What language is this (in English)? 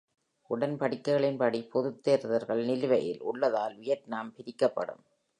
Tamil